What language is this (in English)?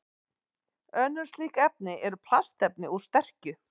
Icelandic